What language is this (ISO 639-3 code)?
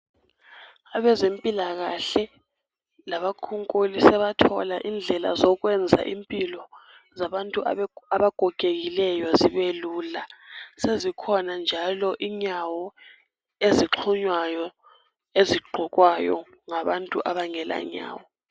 nde